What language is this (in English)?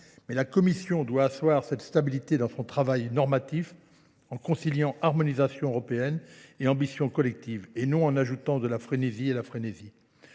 French